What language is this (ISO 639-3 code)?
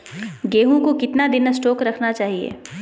mag